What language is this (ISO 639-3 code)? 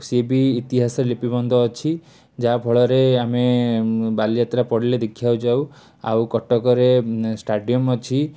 ori